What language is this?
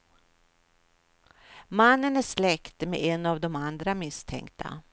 Swedish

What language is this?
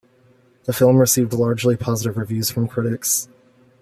English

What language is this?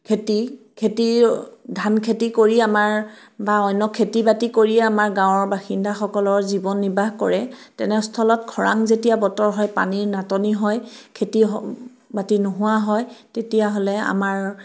Assamese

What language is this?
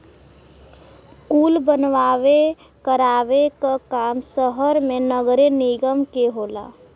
Bhojpuri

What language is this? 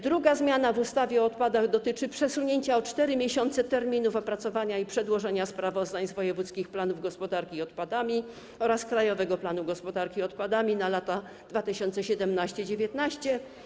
Polish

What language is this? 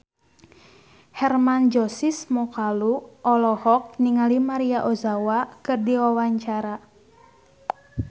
Sundanese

